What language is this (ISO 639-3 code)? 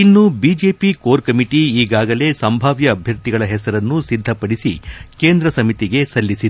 kan